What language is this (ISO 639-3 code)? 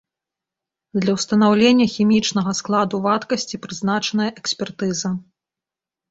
bel